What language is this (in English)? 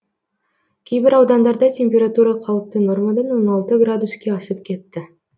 Kazakh